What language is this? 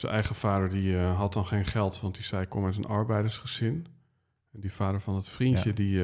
Dutch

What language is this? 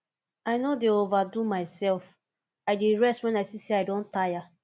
Nigerian Pidgin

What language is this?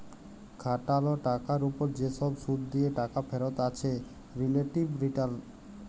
Bangla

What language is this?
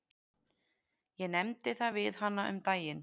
Icelandic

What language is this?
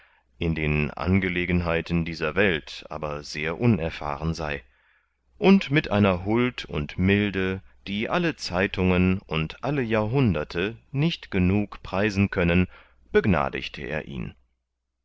German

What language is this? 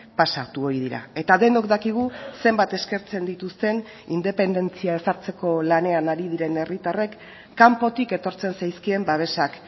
Basque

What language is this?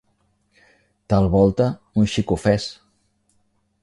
Catalan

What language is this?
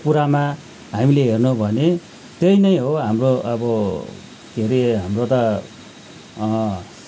Nepali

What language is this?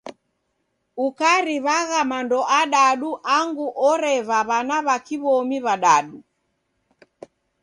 Taita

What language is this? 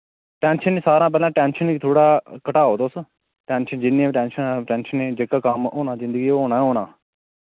Dogri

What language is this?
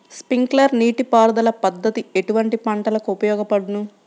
Telugu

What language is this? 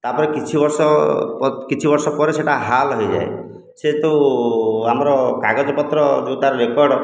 Odia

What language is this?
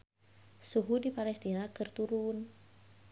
Sundanese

